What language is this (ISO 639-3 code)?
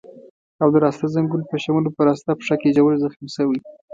pus